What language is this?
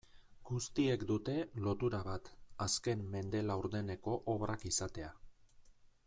Basque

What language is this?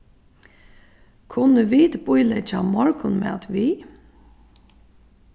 Faroese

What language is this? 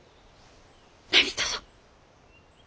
Japanese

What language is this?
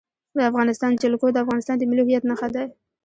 Pashto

